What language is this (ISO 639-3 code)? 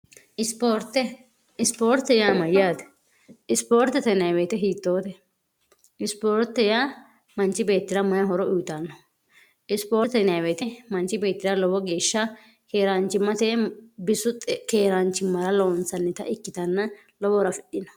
sid